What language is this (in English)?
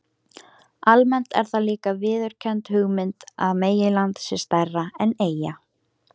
Icelandic